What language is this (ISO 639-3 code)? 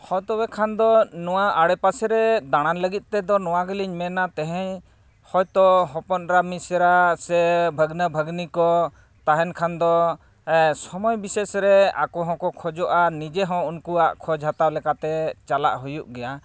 sat